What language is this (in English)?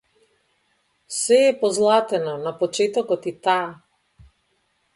Macedonian